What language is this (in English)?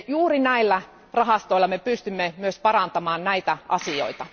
Finnish